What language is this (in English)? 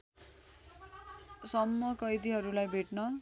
Nepali